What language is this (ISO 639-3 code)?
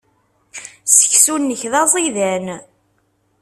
kab